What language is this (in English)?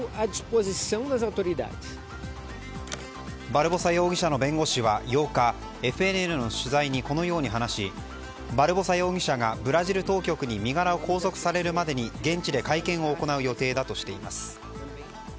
Japanese